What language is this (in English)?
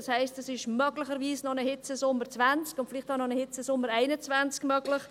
Swiss German